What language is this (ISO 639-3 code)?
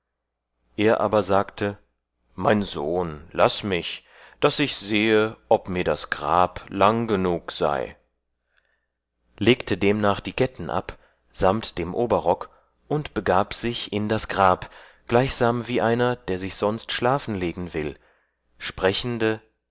deu